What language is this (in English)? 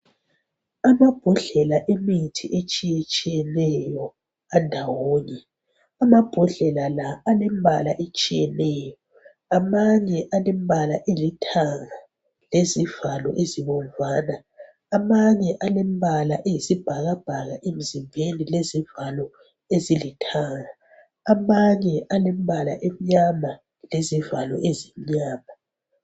North Ndebele